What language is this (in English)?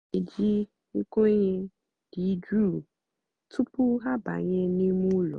Igbo